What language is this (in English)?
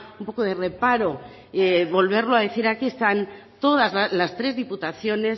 Spanish